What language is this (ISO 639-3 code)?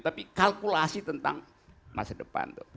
ind